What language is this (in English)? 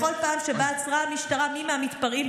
Hebrew